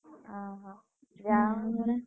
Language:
Odia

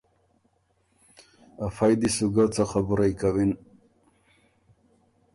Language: Ormuri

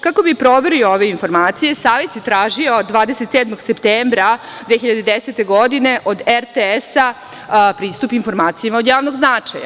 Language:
Serbian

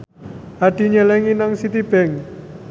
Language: Javanese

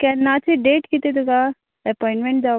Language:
Konkani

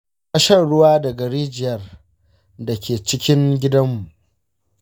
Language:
Hausa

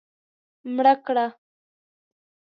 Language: Pashto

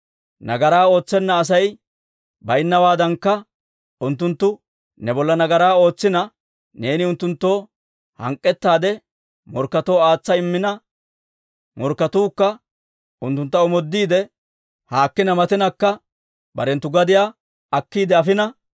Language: Dawro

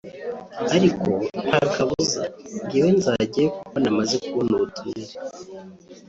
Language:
Kinyarwanda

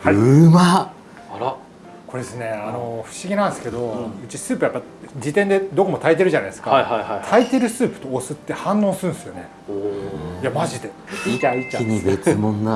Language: Japanese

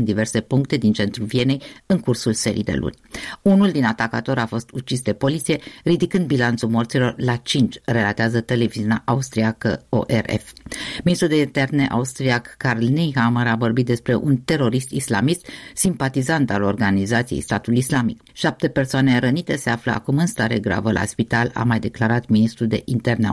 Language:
Romanian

